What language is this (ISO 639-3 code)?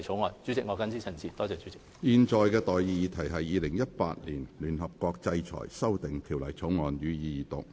yue